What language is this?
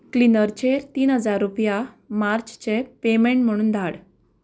Konkani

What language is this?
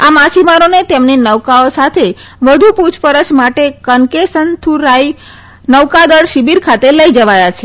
Gujarati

